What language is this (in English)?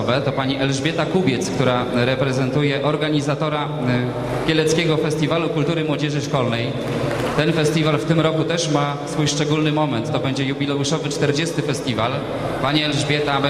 Polish